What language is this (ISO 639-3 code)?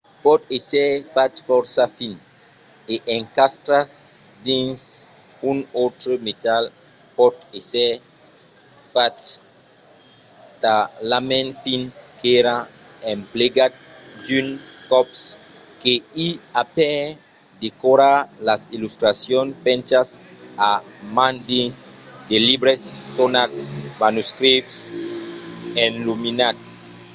oci